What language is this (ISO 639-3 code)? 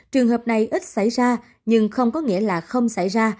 vie